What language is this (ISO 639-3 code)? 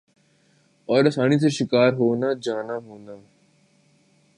urd